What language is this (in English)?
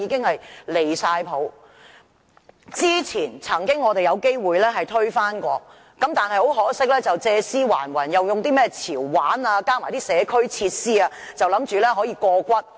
Cantonese